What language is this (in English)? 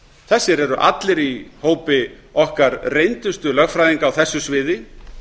Icelandic